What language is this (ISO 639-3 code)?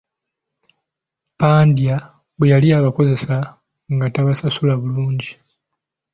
lug